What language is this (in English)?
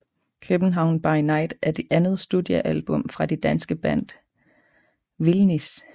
Danish